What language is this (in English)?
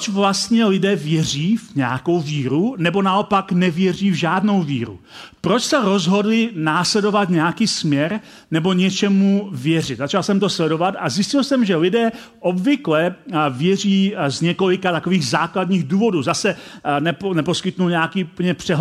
Czech